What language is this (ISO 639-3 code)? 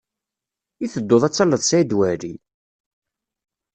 kab